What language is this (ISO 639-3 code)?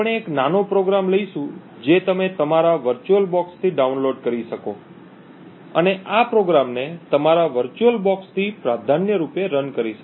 guj